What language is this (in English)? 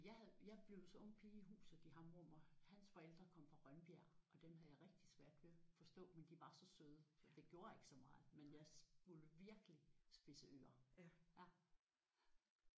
Danish